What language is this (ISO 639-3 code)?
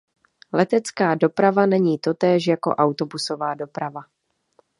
ces